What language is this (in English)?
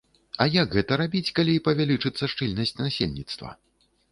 Belarusian